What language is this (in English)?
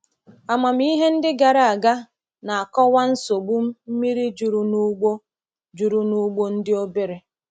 Igbo